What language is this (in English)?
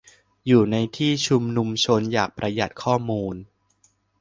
Thai